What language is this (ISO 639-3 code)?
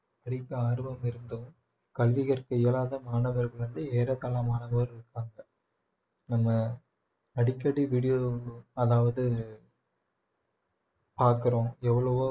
tam